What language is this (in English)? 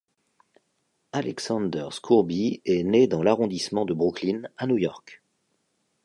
French